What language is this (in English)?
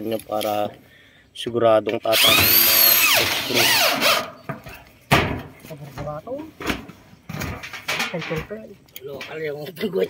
Filipino